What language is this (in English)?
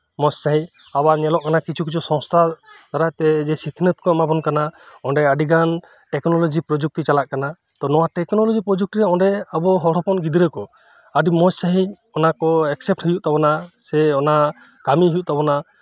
Santali